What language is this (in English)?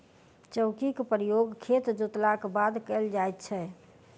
Maithili